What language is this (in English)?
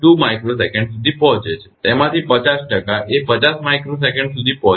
Gujarati